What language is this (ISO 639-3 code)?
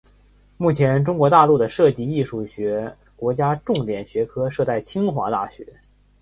zho